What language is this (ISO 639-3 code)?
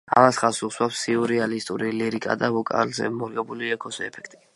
kat